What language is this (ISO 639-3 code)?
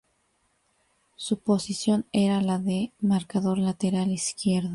spa